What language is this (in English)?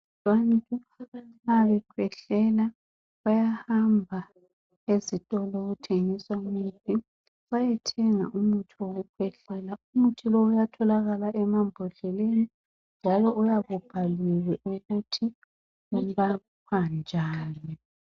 North Ndebele